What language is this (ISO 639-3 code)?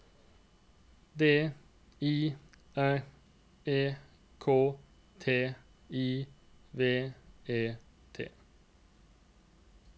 nor